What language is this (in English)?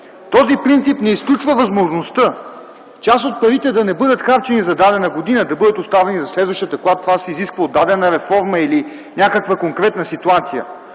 Bulgarian